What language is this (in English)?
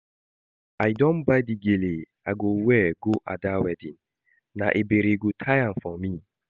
Nigerian Pidgin